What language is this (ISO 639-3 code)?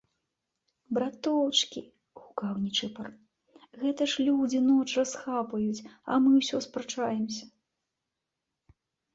bel